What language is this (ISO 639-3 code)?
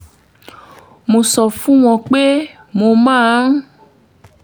yor